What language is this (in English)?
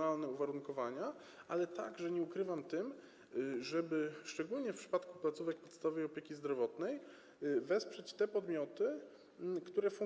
Polish